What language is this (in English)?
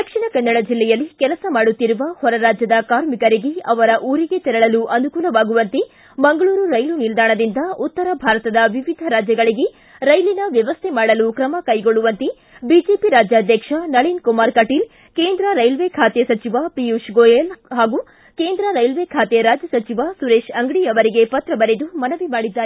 Kannada